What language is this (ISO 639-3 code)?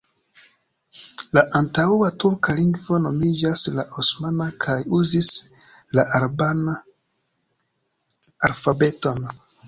epo